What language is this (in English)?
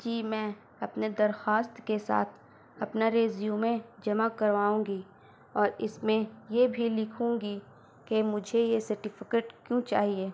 Urdu